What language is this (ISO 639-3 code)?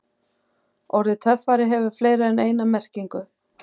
isl